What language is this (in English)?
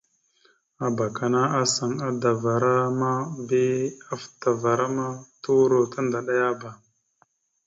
Mada (Cameroon)